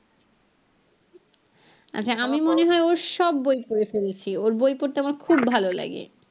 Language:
Bangla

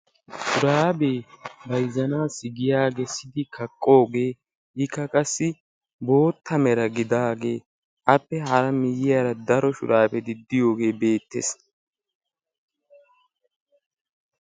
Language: Wolaytta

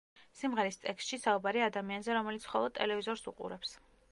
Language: Georgian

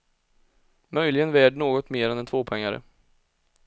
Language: Swedish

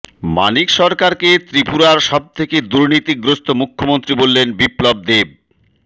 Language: Bangla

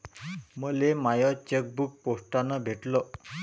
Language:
Marathi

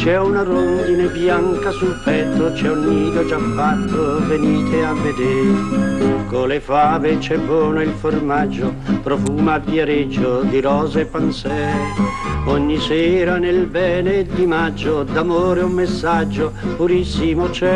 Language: Italian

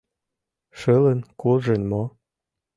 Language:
Mari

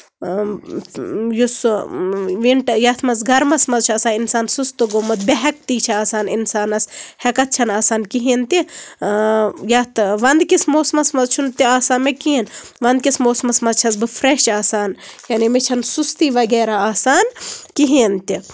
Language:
Kashmiri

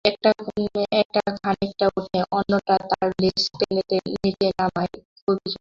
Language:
Bangla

